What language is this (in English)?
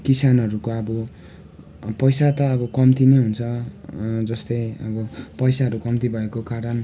Nepali